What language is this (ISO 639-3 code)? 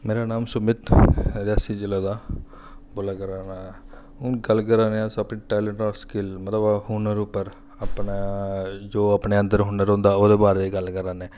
doi